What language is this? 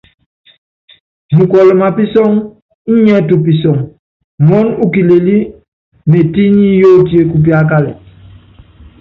Yangben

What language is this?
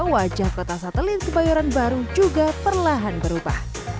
Indonesian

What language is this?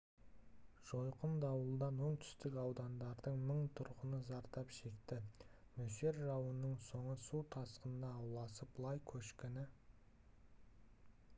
Kazakh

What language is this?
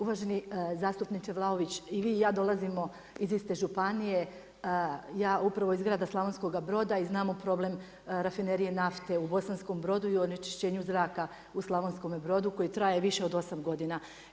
Croatian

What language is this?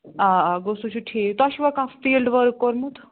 Kashmiri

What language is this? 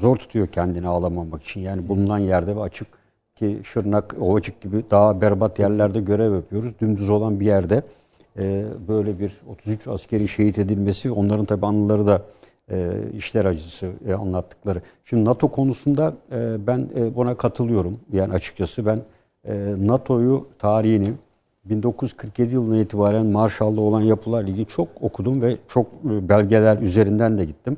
Turkish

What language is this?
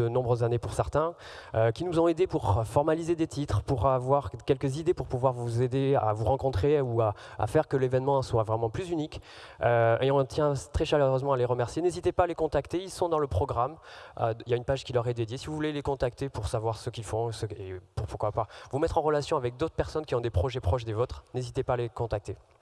French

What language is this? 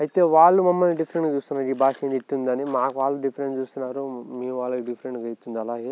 Telugu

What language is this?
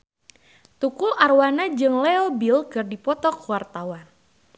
Sundanese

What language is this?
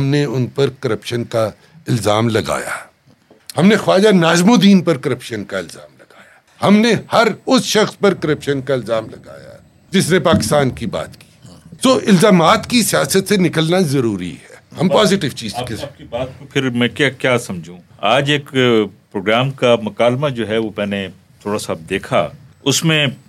Urdu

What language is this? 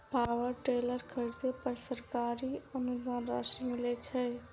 Maithili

